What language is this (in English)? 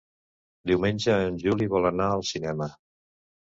Catalan